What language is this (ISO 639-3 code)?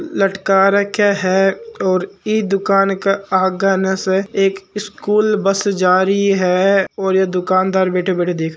mwr